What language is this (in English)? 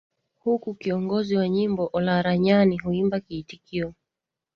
Swahili